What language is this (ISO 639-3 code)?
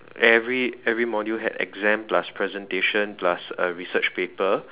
eng